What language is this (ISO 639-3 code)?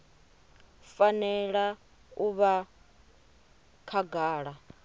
ven